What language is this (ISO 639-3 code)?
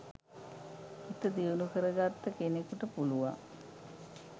sin